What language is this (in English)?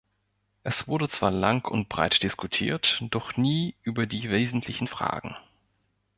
German